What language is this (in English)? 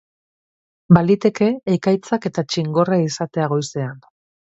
Basque